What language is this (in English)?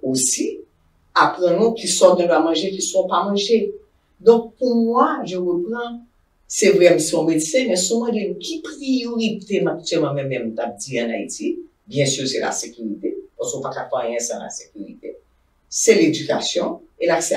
French